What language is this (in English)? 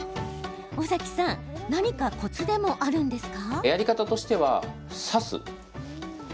Japanese